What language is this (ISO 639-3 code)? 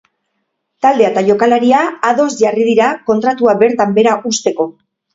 eus